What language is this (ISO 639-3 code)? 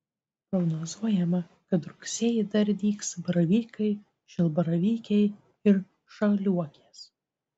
lit